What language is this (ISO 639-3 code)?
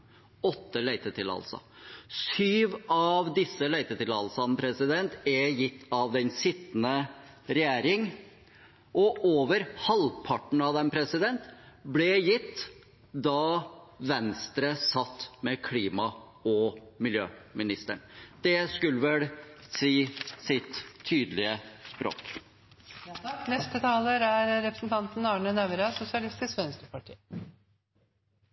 nob